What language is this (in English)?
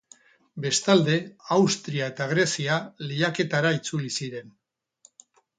Basque